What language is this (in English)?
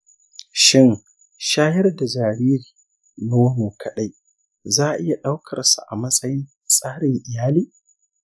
Hausa